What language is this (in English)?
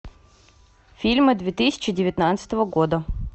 Russian